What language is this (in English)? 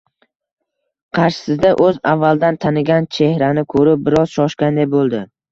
Uzbek